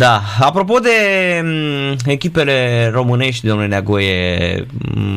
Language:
Romanian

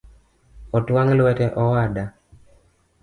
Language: Luo (Kenya and Tanzania)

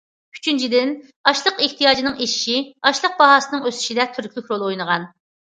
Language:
Uyghur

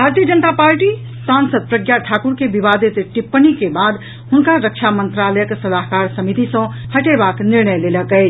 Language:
Maithili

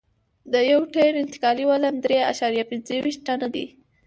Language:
Pashto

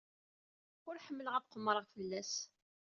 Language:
Kabyle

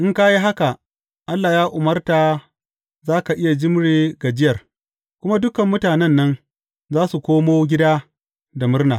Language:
Hausa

